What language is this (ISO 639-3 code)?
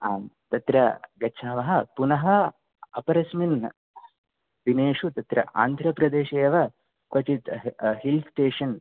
san